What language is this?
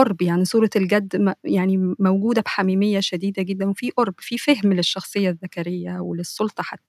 Arabic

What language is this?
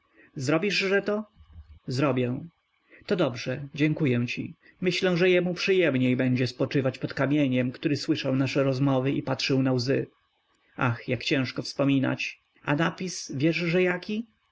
Polish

